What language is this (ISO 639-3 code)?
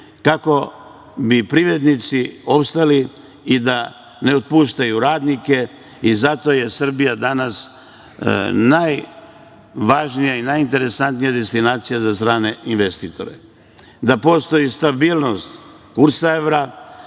srp